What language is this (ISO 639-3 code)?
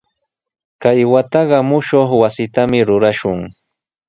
qws